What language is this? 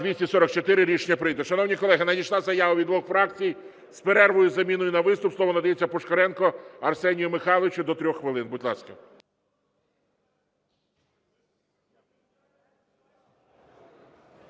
Ukrainian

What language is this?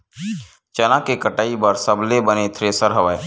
Chhattisgarhi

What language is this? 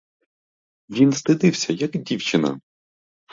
Ukrainian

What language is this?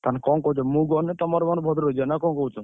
Odia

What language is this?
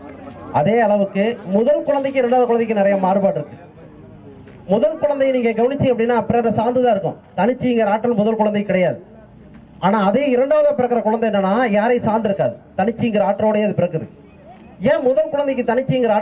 Tamil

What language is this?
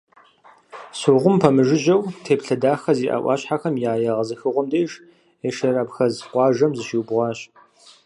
Kabardian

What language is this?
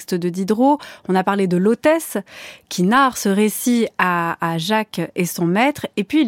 French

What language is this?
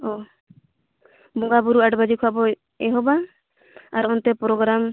Santali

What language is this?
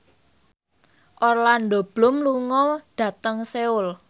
Javanese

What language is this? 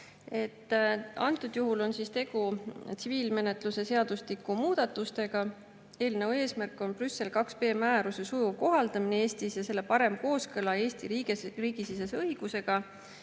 Estonian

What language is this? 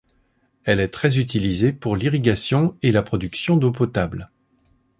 French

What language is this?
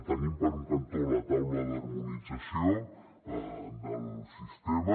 Catalan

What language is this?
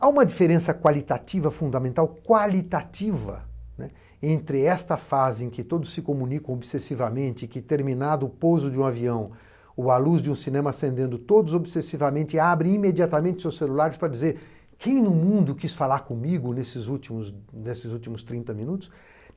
Portuguese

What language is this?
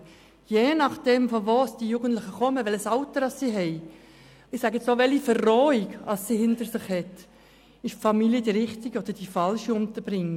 Swiss German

